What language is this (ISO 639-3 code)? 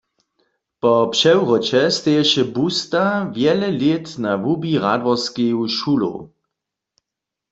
hsb